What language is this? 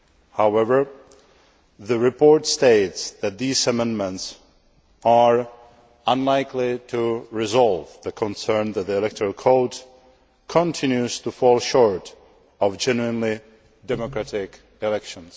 English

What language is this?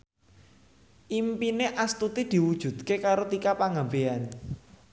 Javanese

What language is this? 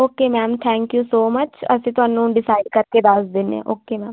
Punjabi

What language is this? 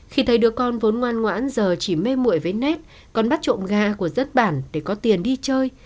Vietnamese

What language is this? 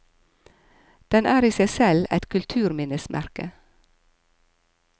Norwegian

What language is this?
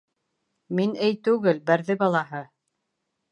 Bashkir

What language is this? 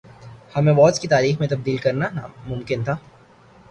Urdu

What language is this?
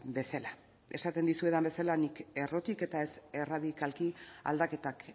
Basque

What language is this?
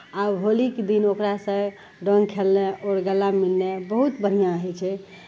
Maithili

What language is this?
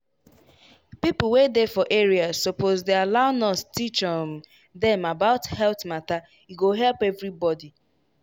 Nigerian Pidgin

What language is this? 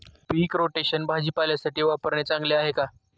Marathi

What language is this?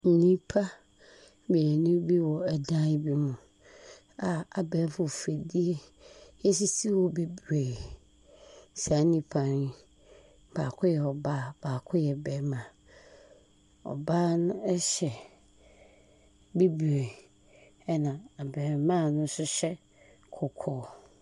Akan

